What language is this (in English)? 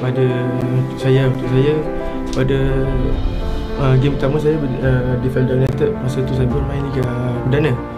Malay